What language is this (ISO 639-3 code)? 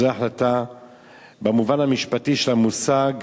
heb